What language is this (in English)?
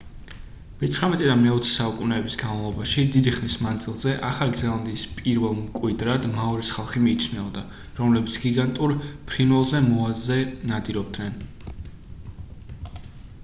Georgian